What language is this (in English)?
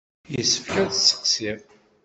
Kabyle